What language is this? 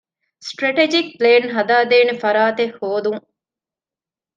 Divehi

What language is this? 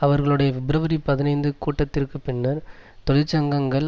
Tamil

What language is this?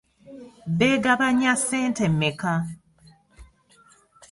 Ganda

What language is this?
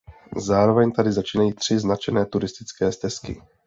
Czech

